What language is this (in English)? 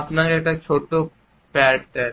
Bangla